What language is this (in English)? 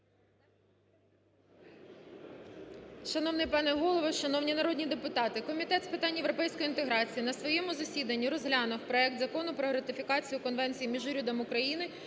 Ukrainian